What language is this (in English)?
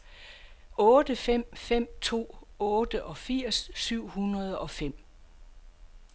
Danish